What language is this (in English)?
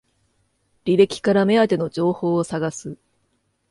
Japanese